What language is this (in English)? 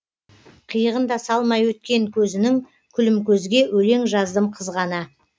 Kazakh